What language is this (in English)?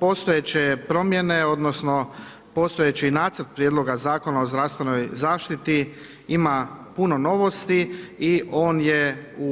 Croatian